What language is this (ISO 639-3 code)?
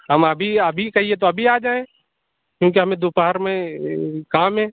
urd